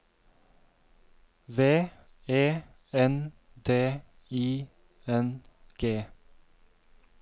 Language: Norwegian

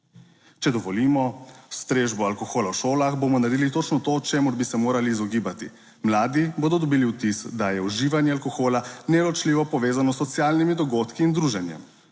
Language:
Slovenian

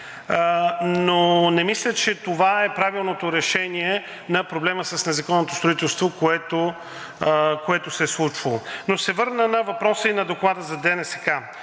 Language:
Bulgarian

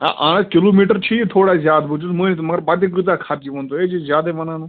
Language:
Kashmiri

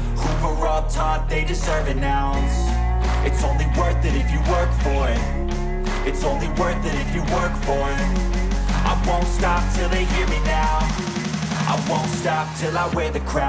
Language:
English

